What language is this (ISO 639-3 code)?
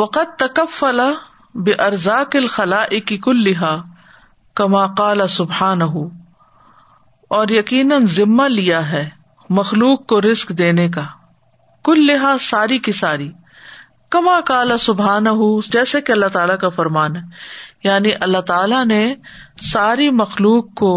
urd